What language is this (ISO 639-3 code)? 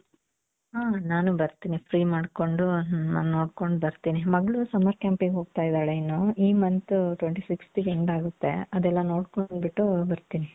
kan